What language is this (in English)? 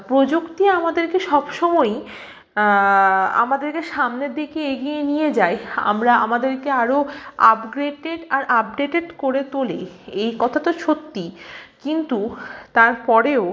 Bangla